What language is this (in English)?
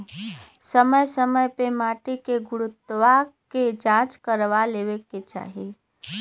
Bhojpuri